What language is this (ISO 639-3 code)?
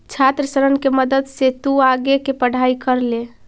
mag